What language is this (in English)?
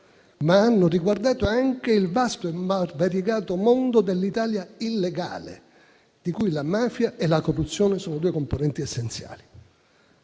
Italian